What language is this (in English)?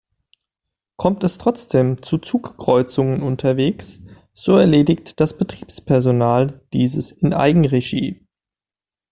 German